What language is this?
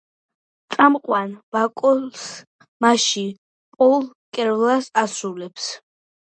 Georgian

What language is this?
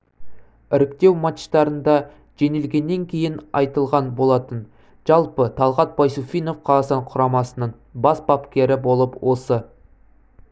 Kazakh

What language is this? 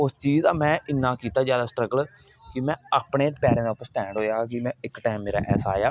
Dogri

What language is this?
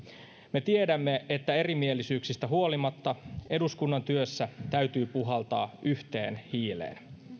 Finnish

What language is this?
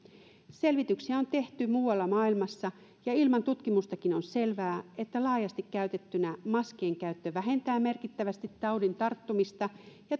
Finnish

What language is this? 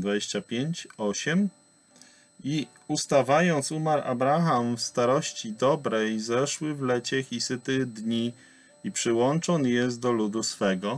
Polish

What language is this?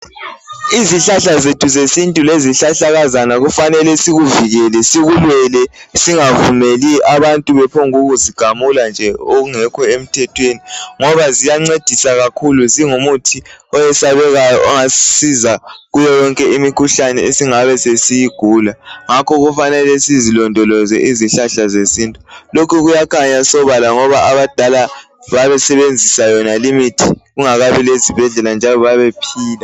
North Ndebele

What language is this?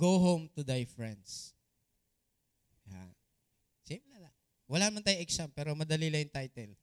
Filipino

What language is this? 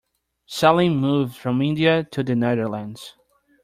English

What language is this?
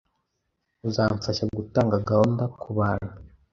Kinyarwanda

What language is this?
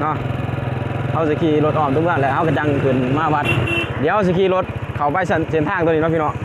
Thai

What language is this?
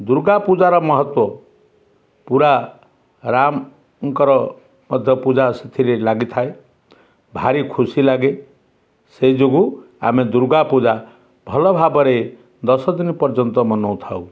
Odia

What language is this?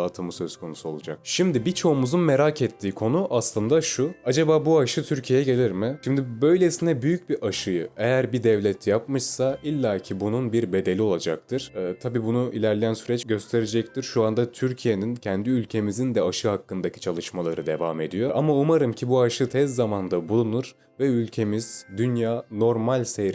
Turkish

